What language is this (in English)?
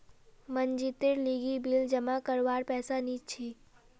Magahi